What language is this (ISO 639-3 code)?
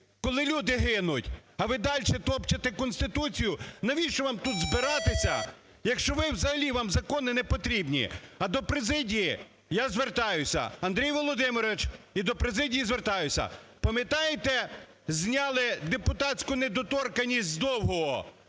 ukr